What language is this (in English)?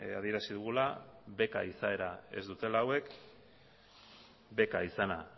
Basque